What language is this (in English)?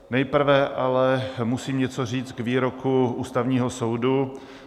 Czech